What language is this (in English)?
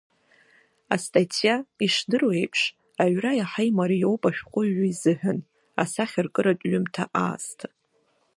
Abkhazian